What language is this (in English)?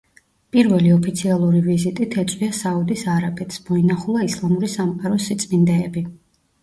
Georgian